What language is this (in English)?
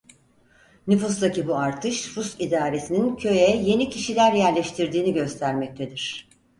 Turkish